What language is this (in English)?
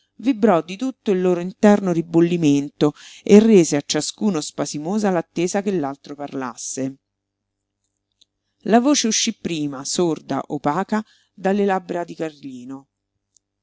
Italian